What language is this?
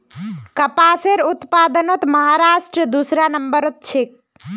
Magahi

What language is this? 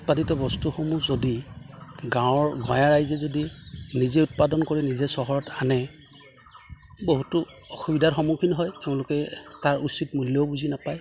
Assamese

